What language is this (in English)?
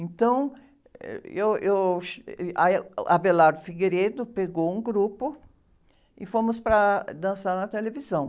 Portuguese